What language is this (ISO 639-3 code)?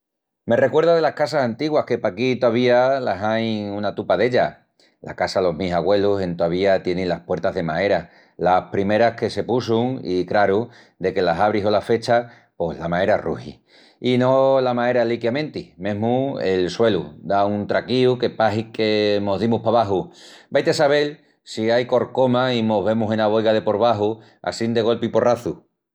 ext